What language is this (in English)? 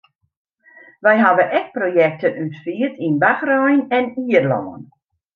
Western Frisian